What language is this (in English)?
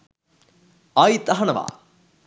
Sinhala